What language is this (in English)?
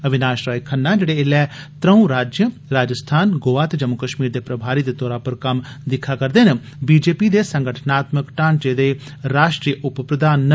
Dogri